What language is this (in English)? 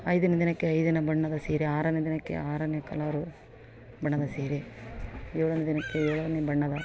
Kannada